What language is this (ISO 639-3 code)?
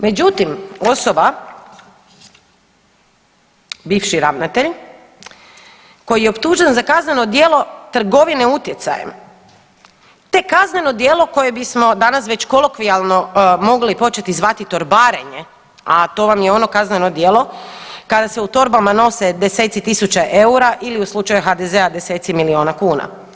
hrv